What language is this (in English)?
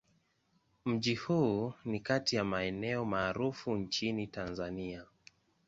Swahili